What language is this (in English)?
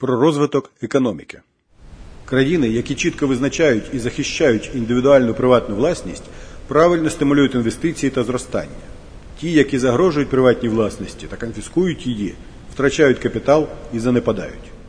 Ukrainian